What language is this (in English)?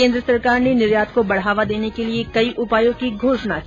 Hindi